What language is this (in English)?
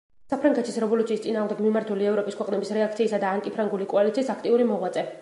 Georgian